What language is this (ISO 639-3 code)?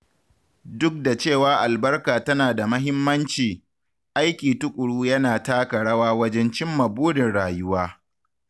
hau